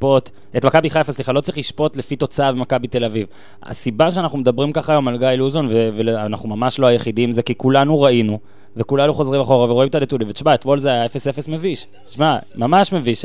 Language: Hebrew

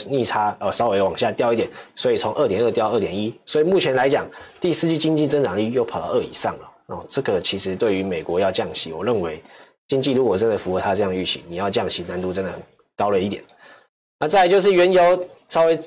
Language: Chinese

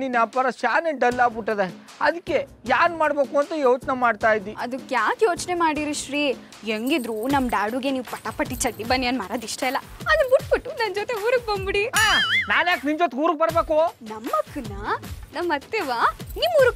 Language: Indonesian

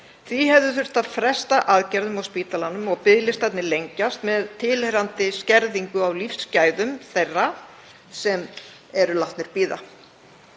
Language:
Icelandic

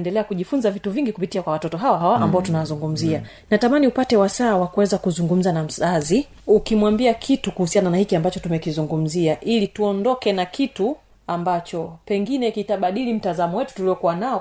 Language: Swahili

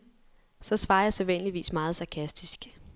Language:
Danish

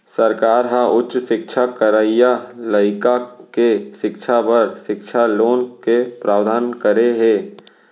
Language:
Chhattisgarhi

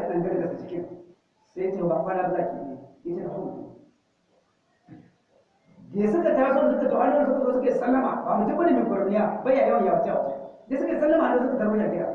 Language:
Hausa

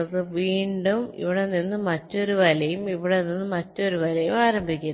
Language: Malayalam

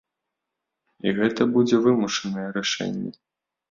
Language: Belarusian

